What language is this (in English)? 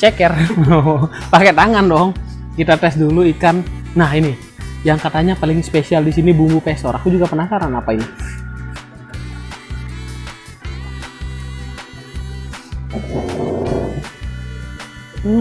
Indonesian